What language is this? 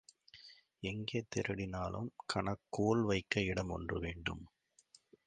Tamil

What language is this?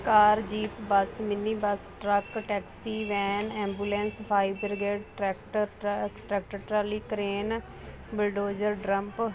Punjabi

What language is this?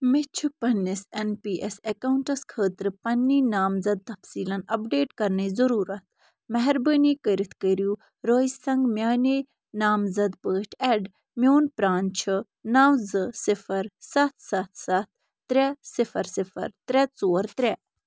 Kashmiri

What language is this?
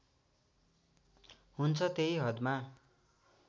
Nepali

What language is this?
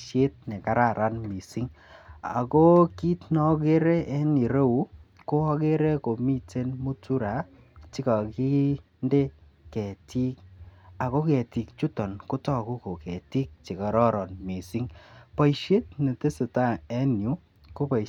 Kalenjin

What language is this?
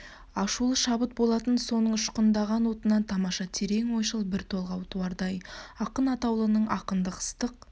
Kazakh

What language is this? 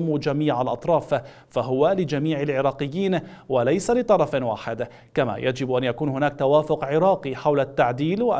Arabic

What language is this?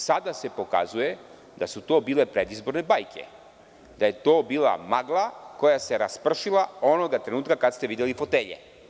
Serbian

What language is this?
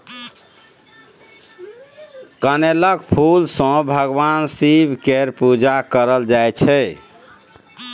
Maithili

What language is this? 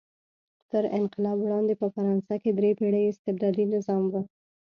Pashto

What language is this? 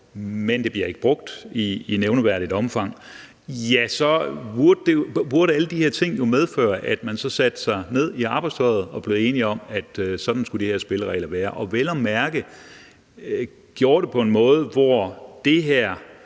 Danish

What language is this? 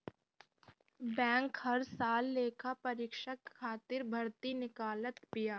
Bhojpuri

